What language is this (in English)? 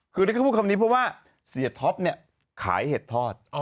Thai